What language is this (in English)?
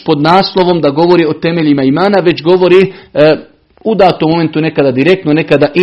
Croatian